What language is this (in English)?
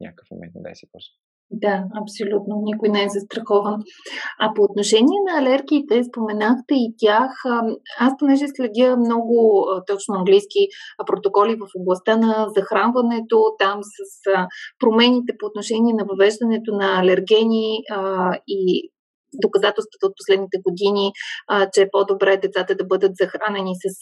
Bulgarian